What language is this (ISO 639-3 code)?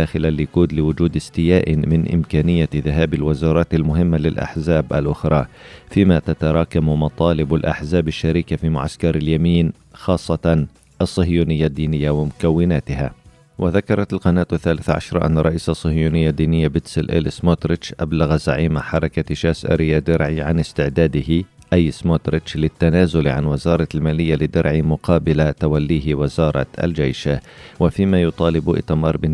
ara